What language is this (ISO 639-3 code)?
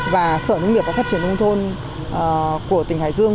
vie